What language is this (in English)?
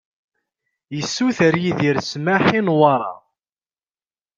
Kabyle